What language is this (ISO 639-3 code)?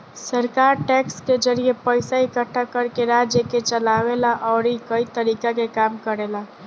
bho